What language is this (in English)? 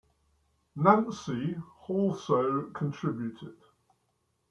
English